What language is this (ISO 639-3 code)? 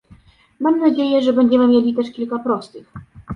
pol